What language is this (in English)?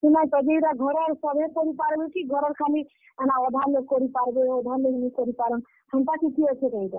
Odia